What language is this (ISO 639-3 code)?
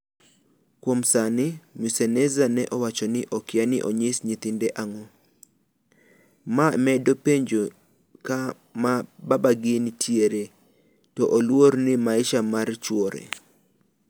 luo